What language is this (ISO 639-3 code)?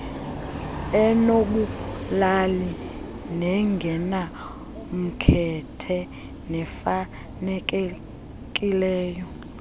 xho